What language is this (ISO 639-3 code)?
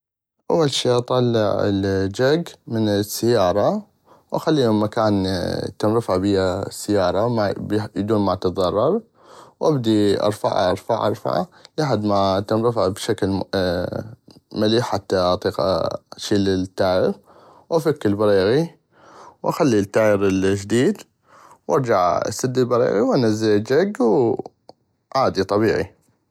ayp